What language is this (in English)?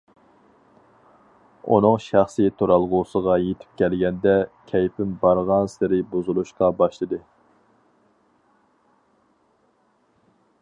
Uyghur